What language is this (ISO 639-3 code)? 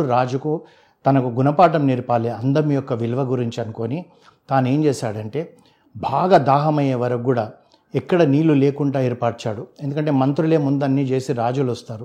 tel